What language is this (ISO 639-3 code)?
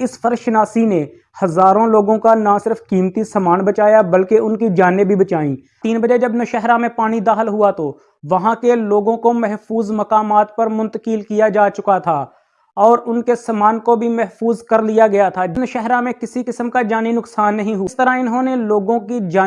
urd